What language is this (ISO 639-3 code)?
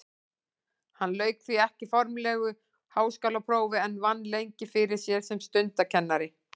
isl